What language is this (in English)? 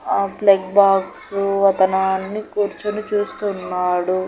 Telugu